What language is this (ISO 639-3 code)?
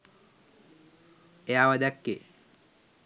sin